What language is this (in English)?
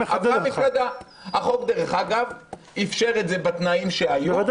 Hebrew